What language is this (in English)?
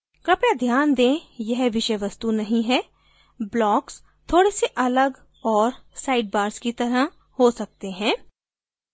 Hindi